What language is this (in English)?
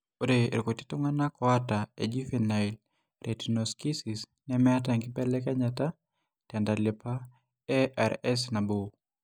Masai